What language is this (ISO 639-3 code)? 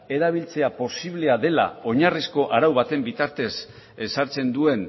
eus